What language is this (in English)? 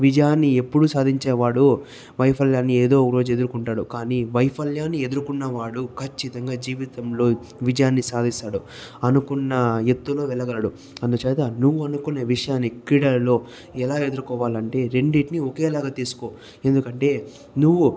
Telugu